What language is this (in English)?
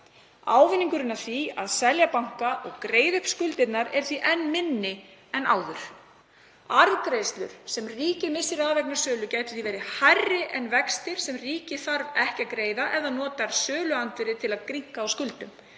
Icelandic